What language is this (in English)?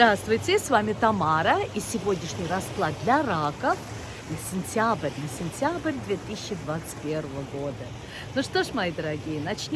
Russian